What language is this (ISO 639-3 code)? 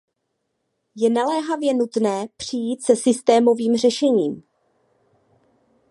ces